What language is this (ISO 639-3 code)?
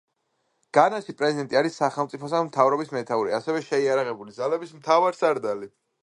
kat